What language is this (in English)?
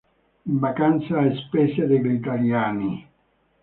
Italian